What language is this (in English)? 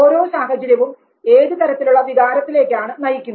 Malayalam